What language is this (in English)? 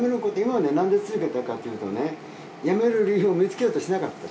Japanese